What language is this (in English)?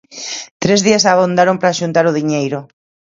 Galician